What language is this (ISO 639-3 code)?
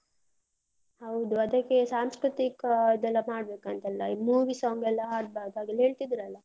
kan